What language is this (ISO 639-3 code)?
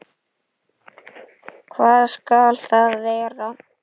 isl